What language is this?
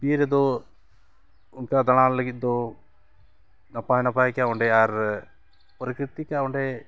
Santali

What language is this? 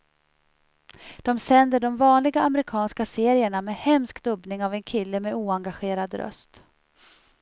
Swedish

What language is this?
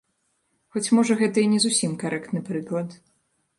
Belarusian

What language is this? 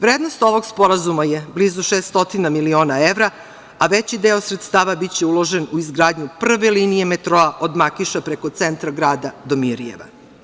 Serbian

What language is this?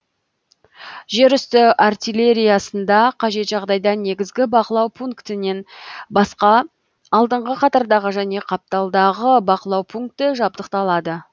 Kazakh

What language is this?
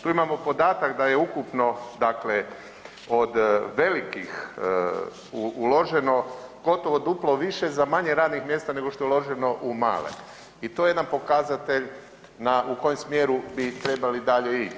Croatian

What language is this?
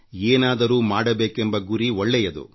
Kannada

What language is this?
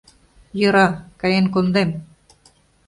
Mari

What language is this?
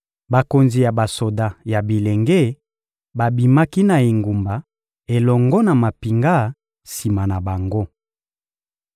Lingala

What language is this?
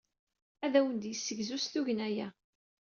Kabyle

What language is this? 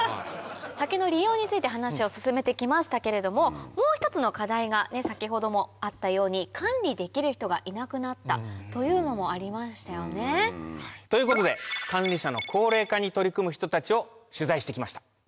Japanese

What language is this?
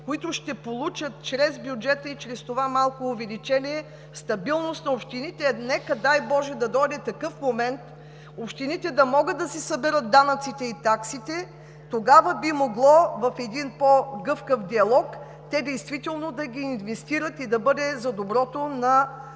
Bulgarian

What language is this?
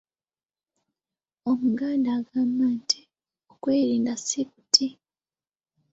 Ganda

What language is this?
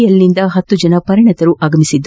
Kannada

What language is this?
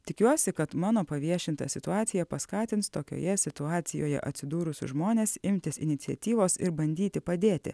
Lithuanian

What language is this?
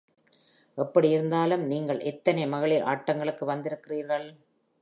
Tamil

